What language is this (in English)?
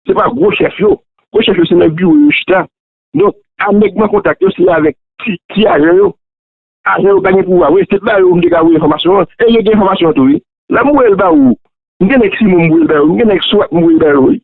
French